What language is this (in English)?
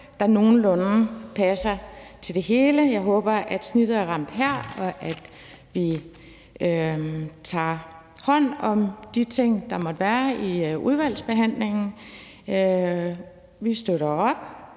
Danish